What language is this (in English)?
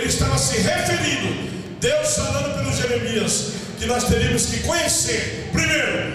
Portuguese